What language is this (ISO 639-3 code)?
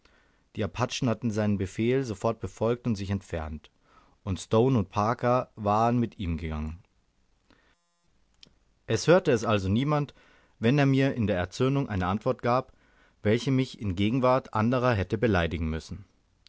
deu